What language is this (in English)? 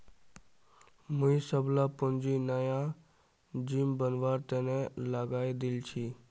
Magahi